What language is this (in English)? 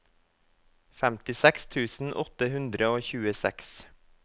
Norwegian